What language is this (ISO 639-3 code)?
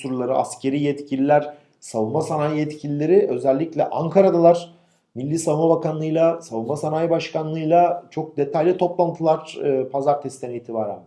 tur